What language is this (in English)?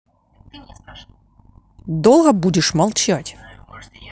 Russian